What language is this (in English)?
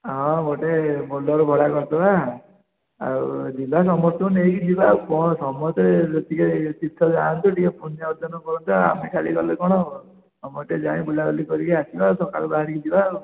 Odia